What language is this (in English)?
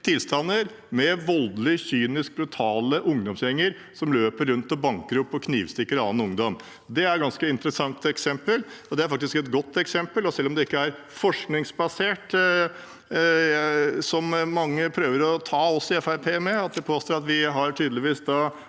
Norwegian